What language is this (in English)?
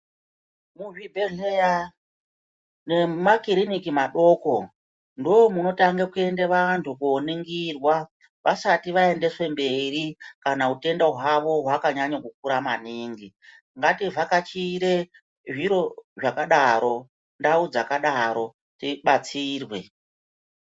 Ndau